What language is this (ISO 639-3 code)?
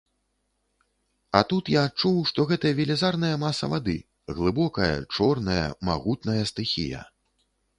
bel